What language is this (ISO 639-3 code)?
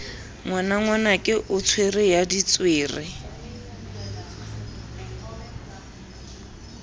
sot